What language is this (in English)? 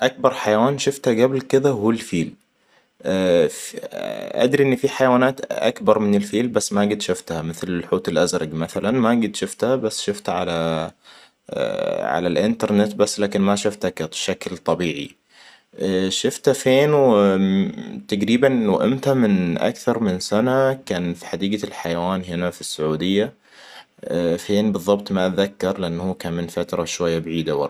Hijazi Arabic